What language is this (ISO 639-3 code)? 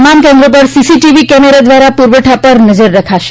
guj